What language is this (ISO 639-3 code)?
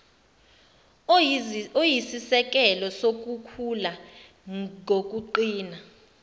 zul